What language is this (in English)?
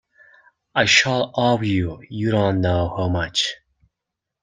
English